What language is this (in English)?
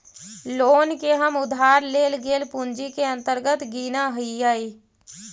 Magahi